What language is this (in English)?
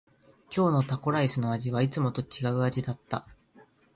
Japanese